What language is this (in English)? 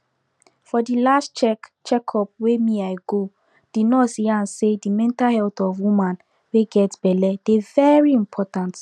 Nigerian Pidgin